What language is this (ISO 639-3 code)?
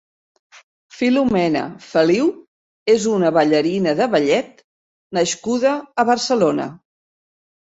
cat